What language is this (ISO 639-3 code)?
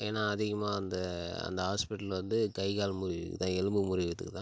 tam